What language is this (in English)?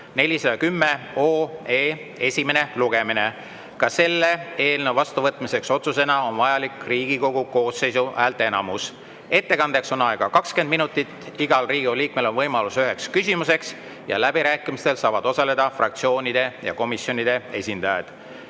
Estonian